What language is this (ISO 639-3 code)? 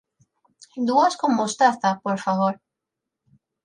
glg